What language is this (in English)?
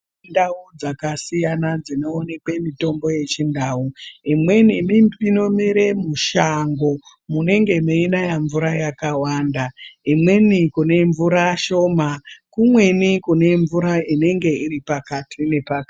Ndau